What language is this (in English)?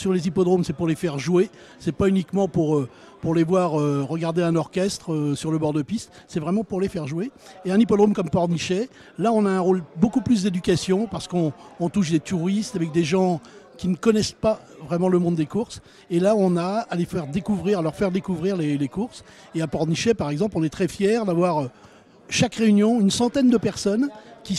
French